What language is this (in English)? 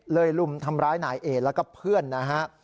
Thai